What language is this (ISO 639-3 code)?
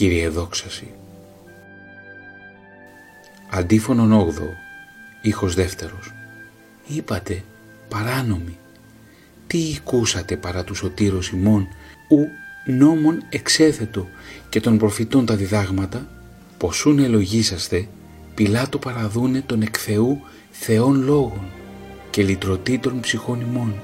ell